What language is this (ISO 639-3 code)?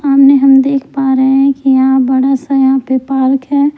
hin